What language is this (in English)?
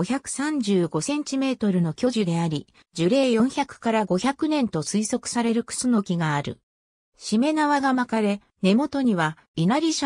Japanese